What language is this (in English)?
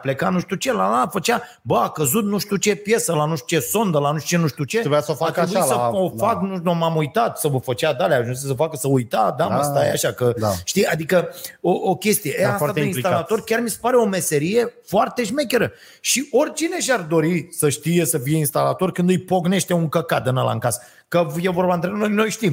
Romanian